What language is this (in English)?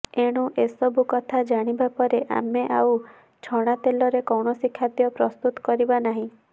Odia